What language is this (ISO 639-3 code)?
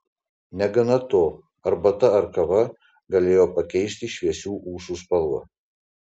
lit